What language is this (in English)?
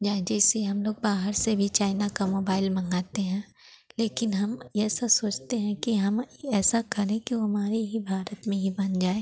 Hindi